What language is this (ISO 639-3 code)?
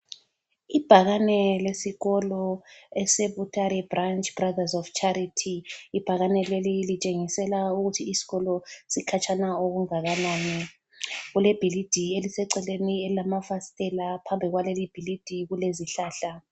nde